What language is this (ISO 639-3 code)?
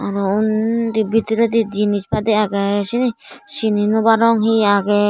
ccp